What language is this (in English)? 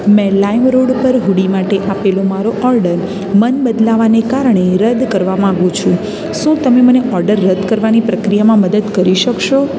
Gujarati